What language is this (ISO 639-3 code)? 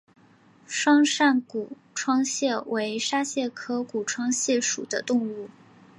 zho